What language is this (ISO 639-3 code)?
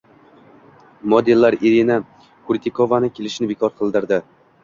uzb